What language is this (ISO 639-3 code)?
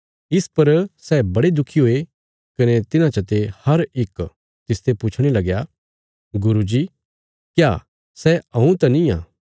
kfs